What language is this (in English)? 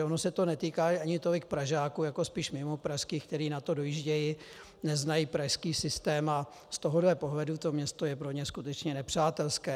Czech